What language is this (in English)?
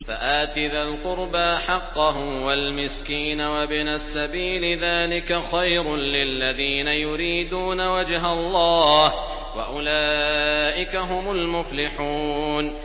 Arabic